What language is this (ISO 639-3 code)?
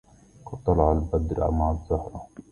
ara